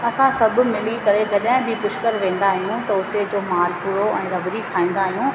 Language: Sindhi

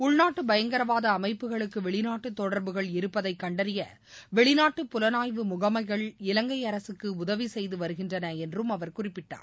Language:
Tamil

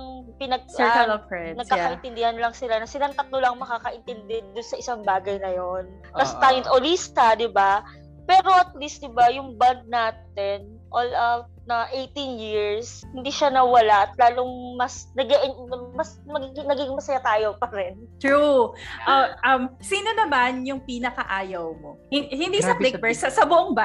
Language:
Filipino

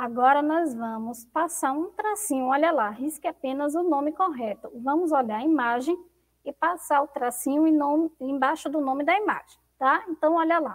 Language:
Portuguese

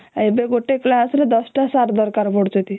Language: Odia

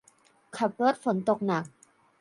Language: Thai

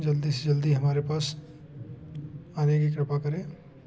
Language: Hindi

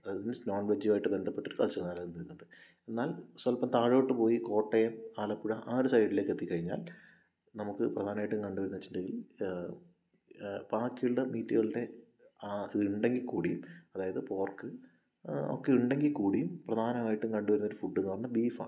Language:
Malayalam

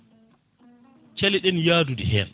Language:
Fula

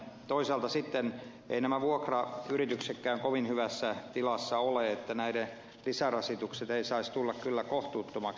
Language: Finnish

